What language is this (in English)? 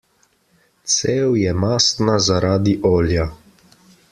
Slovenian